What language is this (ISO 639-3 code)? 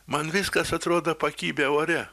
lit